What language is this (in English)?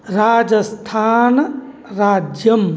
Sanskrit